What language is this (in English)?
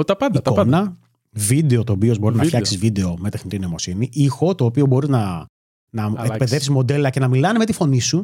Greek